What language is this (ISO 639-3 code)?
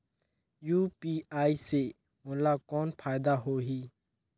hne